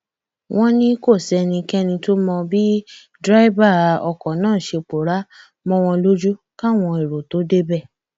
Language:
Yoruba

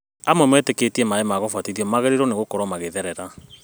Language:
Kikuyu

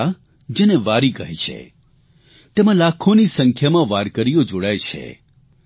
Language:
Gujarati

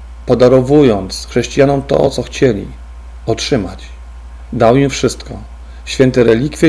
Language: Polish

